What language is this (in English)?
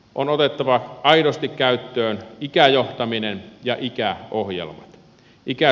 Finnish